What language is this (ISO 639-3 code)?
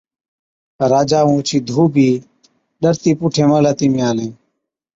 odk